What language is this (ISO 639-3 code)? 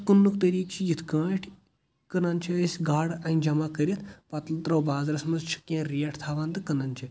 kas